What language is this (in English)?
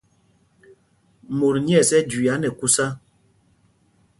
Mpumpong